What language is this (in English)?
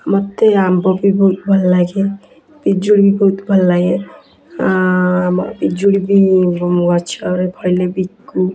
Odia